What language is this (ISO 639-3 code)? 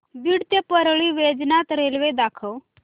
mar